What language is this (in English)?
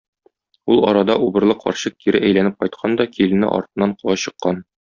Tatar